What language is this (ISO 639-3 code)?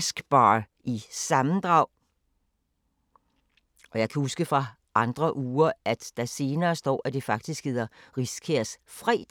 dan